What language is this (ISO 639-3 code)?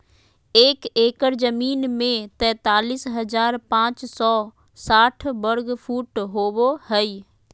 mag